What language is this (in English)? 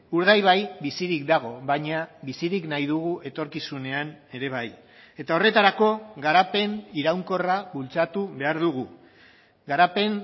Basque